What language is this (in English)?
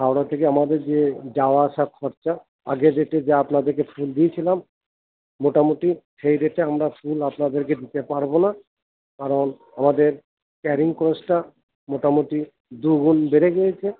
Bangla